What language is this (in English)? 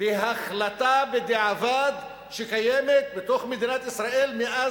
Hebrew